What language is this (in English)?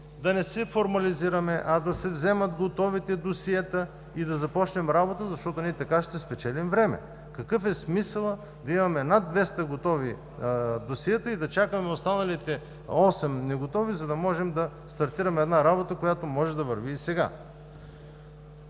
Bulgarian